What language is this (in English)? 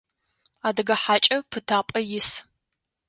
Adyghe